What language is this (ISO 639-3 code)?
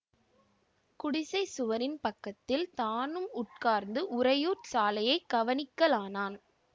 tam